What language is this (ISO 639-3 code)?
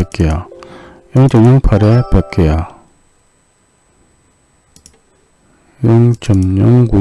kor